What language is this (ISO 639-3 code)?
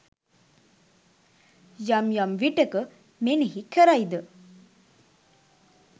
sin